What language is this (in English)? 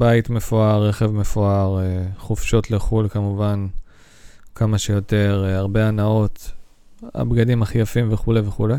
Hebrew